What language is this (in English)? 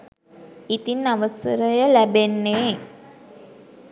Sinhala